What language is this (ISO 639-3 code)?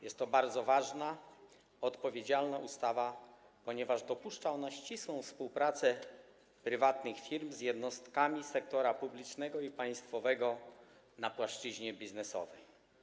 pol